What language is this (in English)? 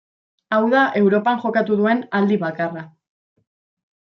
Basque